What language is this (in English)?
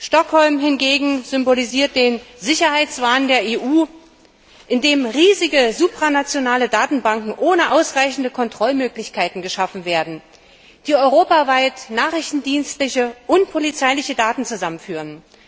German